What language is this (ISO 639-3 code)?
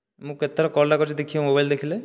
ori